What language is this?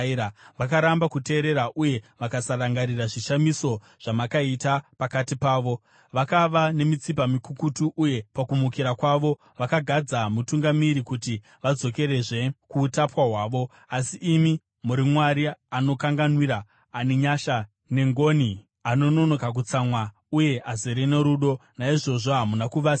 Shona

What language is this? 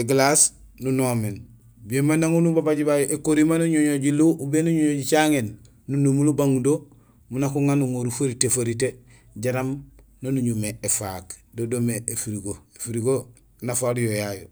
Gusilay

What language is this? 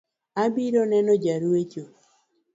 Luo (Kenya and Tanzania)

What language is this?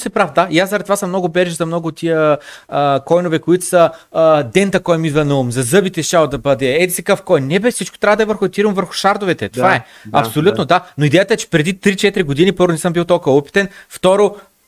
Bulgarian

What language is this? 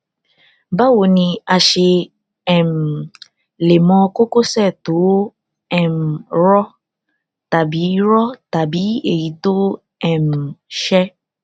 Yoruba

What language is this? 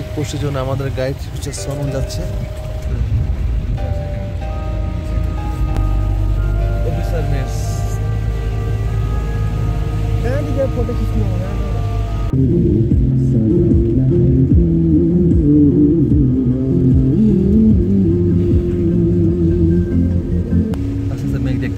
Arabic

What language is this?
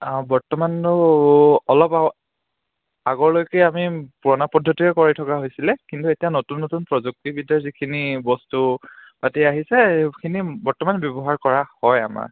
Assamese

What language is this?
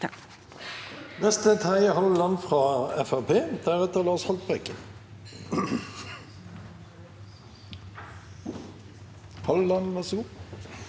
Norwegian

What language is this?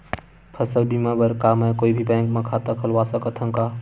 Chhattisgarhi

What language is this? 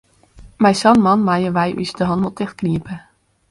Western Frisian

